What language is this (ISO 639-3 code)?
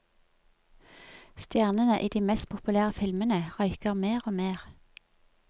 nor